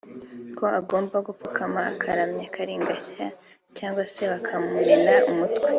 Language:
Kinyarwanda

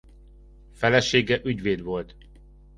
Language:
Hungarian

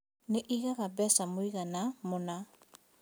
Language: Kikuyu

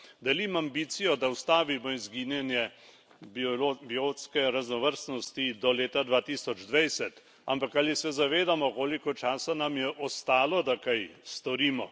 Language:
Slovenian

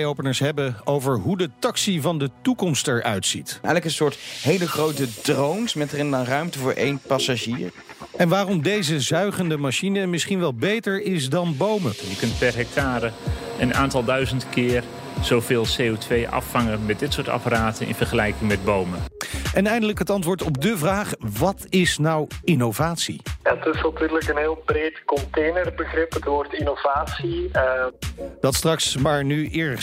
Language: Dutch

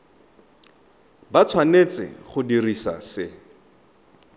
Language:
Tswana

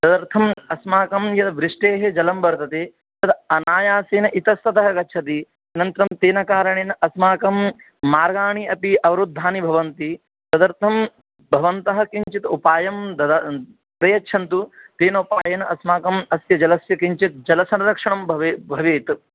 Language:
Sanskrit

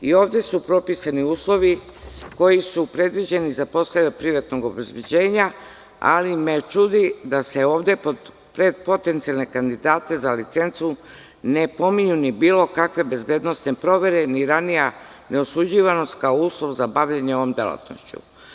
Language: Serbian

